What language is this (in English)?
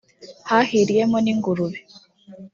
Kinyarwanda